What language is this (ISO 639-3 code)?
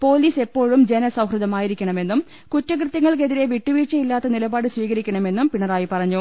mal